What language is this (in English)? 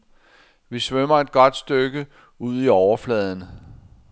Danish